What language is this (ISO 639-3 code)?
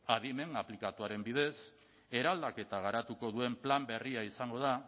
eus